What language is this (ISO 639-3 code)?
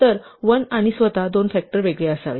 mar